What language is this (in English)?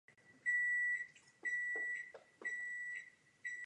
Czech